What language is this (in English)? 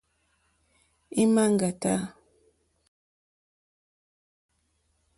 Mokpwe